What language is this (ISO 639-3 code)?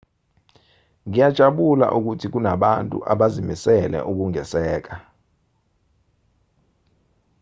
zul